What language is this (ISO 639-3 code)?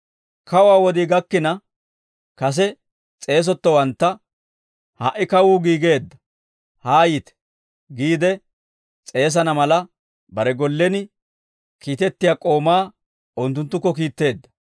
dwr